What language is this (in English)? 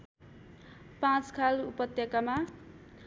Nepali